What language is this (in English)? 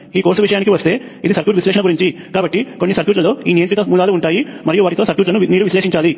Telugu